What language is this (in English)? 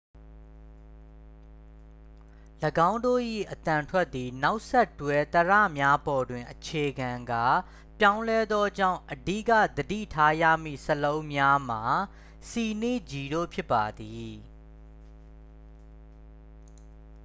Burmese